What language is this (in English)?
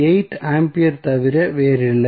Tamil